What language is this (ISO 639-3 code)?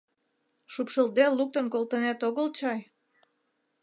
chm